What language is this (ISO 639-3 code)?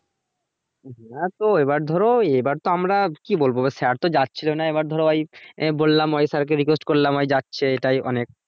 ben